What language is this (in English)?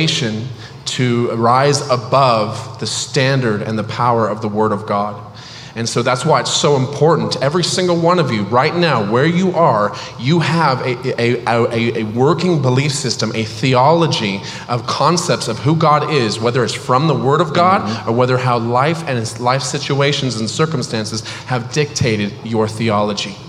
English